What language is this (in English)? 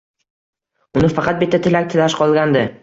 Uzbek